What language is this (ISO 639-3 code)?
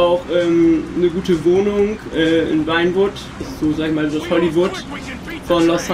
deu